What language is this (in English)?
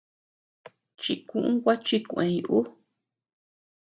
Tepeuxila Cuicatec